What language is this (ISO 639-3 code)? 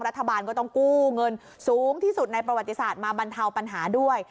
tha